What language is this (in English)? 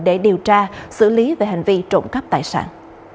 Vietnamese